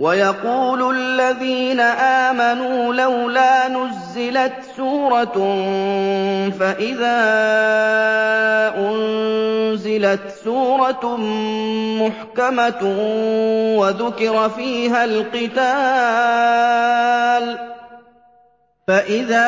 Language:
Arabic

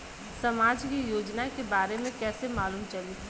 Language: Bhojpuri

